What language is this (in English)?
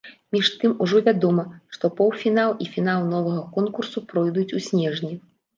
Belarusian